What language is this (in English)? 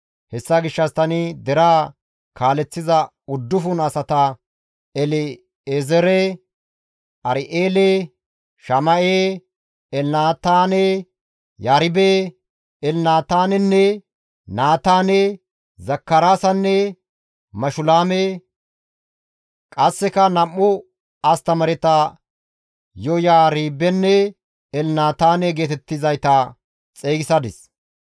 Gamo